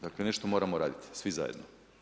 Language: Croatian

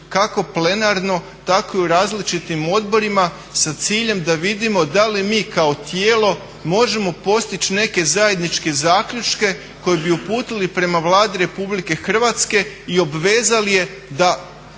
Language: Croatian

